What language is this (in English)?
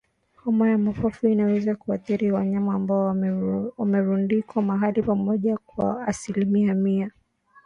Swahili